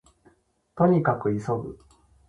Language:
Japanese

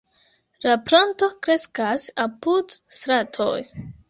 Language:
Esperanto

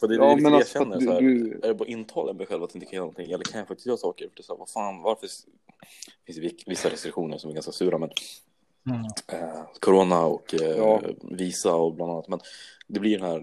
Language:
Swedish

